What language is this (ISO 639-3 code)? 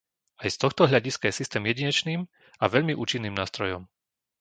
slk